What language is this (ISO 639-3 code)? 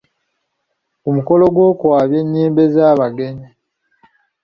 lug